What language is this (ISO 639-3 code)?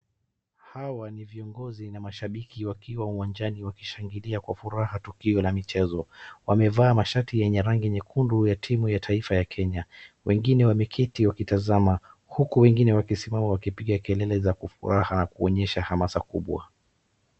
swa